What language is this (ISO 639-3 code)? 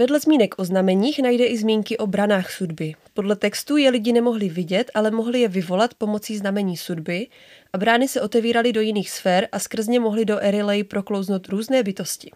ces